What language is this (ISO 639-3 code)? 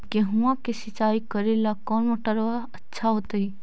mag